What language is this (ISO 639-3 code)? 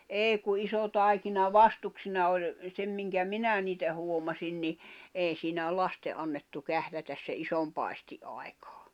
fin